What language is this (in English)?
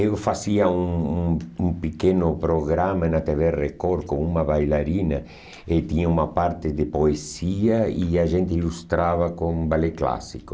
Portuguese